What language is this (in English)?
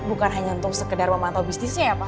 Indonesian